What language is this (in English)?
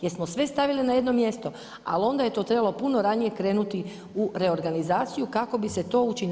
Croatian